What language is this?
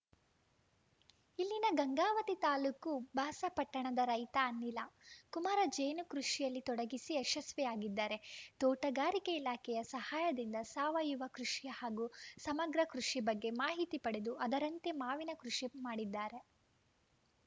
Kannada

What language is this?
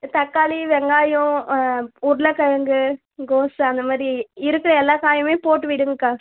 Tamil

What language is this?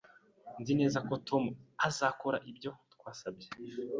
Kinyarwanda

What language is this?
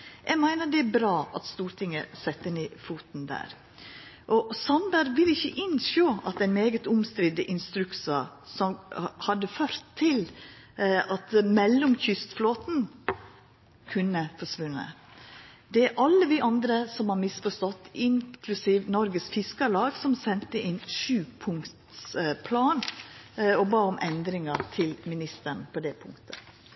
Norwegian Nynorsk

